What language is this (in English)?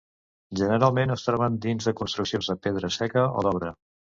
Catalan